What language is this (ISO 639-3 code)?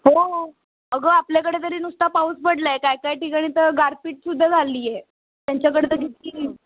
mar